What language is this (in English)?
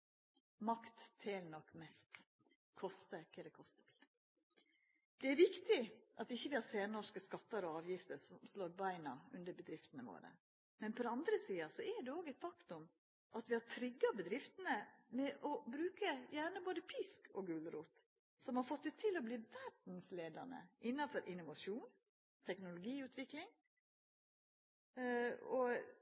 Norwegian Nynorsk